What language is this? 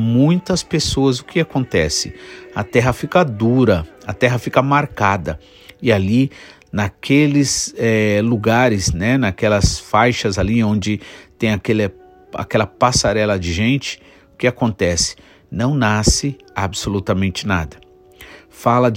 Portuguese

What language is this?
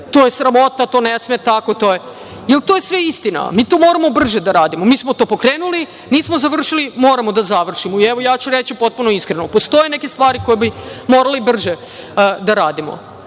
Serbian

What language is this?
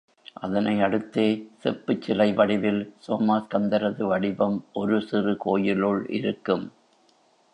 Tamil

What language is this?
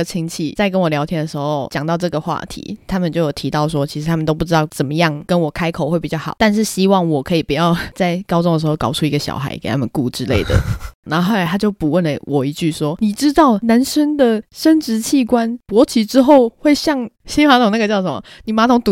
Chinese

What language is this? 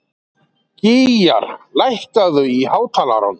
Icelandic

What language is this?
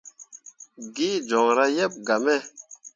Mundang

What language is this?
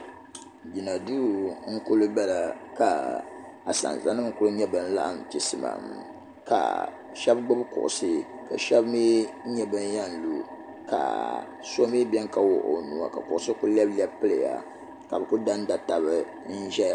Dagbani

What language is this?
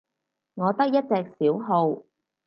Cantonese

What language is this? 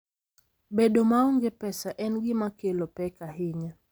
Luo (Kenya and Tanzania)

